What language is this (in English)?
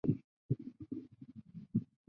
Chinese